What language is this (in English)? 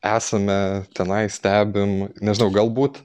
Lithuanian